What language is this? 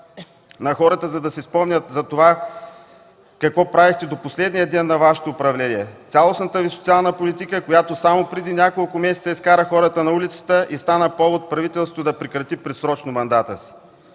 Bulgarian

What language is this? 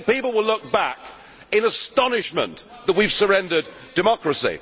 English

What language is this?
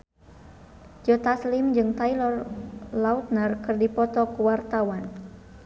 Sundanese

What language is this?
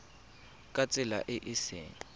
Tswana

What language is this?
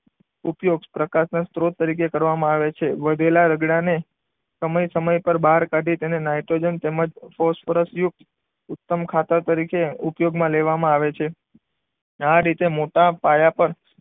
Gujarati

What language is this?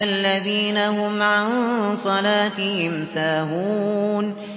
Arabic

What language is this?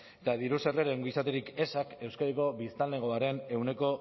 Basque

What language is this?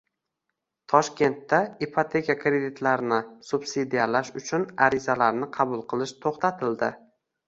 Uzbek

